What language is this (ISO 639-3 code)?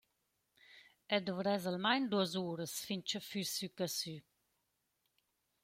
roh